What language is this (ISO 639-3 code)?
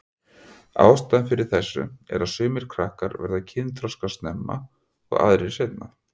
isl